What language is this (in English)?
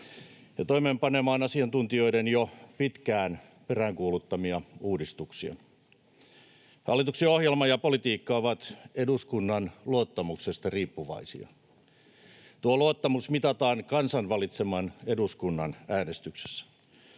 Finnish